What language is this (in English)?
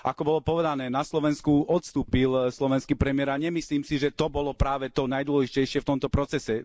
Slovak